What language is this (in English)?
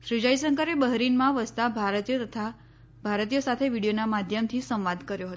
Gujarati